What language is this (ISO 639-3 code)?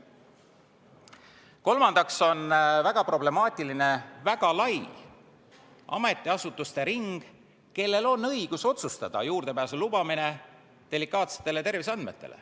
est